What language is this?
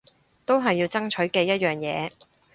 Cantonese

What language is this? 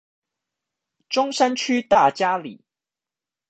Chinese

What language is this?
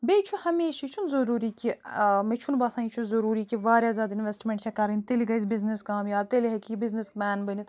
Kashmiri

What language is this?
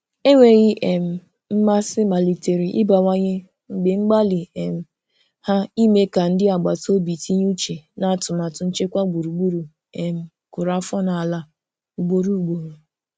Igbo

